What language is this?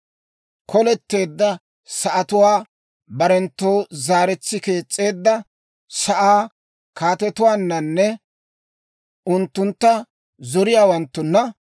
Dawro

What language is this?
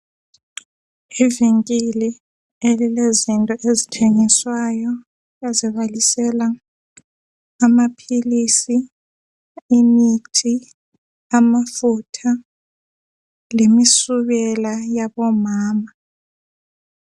North Ndebele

